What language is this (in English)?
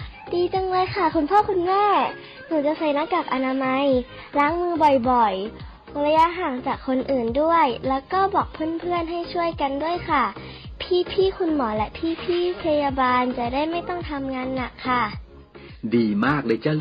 Thai